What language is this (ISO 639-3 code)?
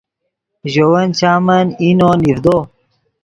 ydg